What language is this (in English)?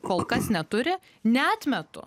Lithuanian